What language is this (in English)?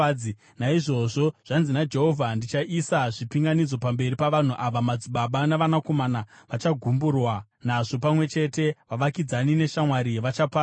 Shona